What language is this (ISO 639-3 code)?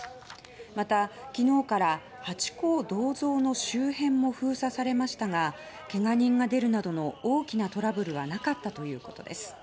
jpn